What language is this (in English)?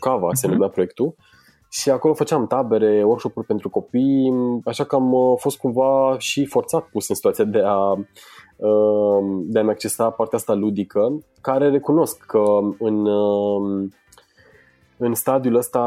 Romanian